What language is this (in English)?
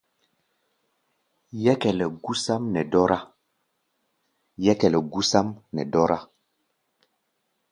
Gbaya